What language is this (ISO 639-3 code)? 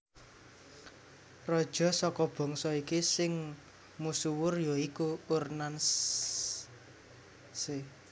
jav